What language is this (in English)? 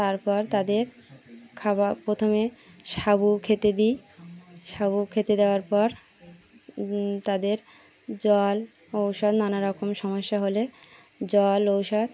Bangla